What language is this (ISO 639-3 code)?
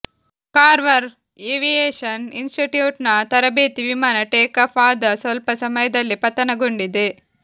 kan